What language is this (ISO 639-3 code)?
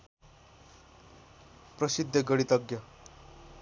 nep